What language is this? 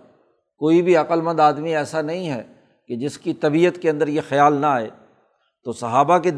Urdu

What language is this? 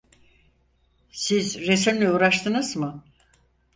Turkish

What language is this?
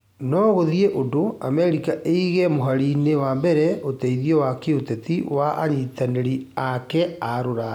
Kikuyu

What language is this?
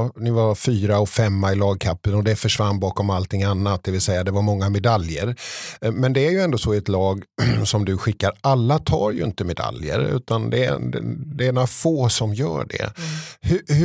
Swedish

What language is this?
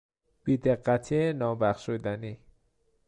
Persian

